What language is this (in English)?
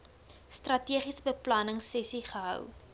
Afrikaans